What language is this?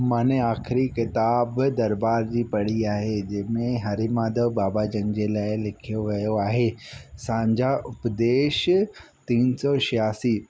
Sindhi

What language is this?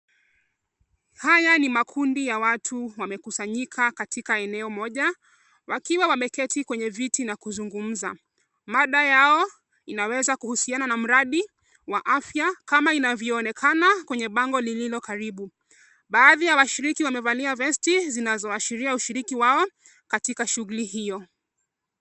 Swahili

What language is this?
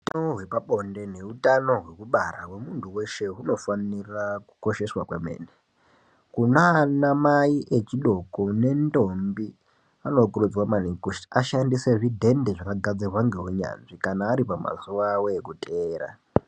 Ndau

